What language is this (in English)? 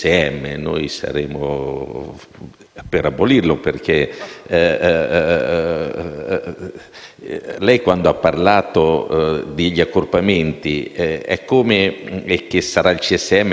Italian